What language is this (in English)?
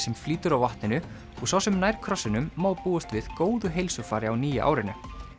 Icelandic